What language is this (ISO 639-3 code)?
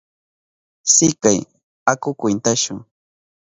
qup